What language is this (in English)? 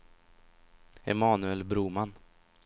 Swedish